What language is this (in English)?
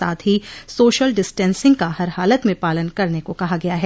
Hindi